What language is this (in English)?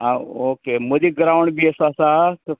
Konkani